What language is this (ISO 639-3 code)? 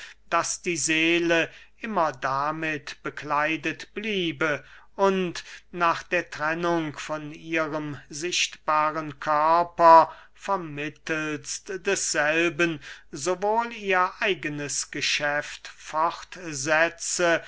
deu